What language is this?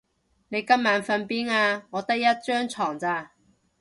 Cantonese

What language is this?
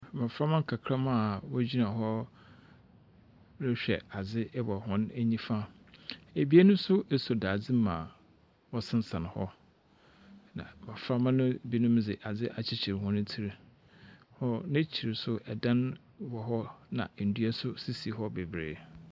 Akan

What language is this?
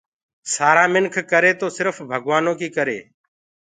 Gurgula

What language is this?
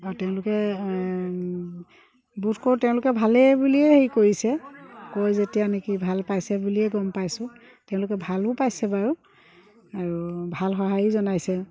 Assamese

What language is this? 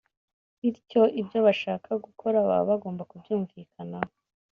Kinyarwanda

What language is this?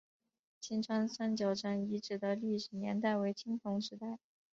Chinese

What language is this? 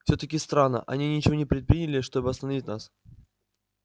Russian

